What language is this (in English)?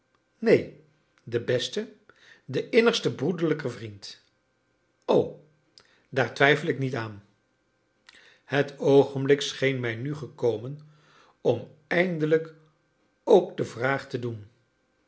Dutch